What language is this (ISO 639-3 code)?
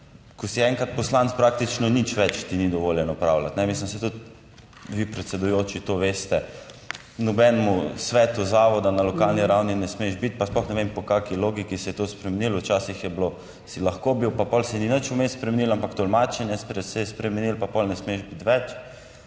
slv